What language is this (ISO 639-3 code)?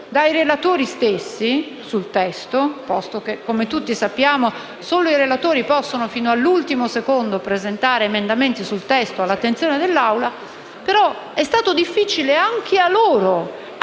ita